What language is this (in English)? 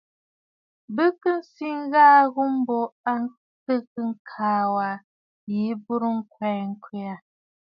Bafut